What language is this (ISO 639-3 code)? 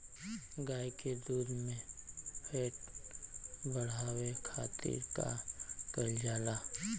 bho